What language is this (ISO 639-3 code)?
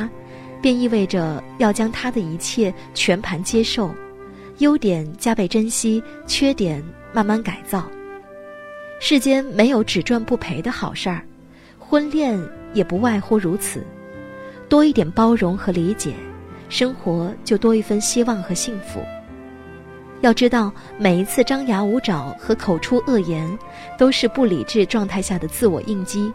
zho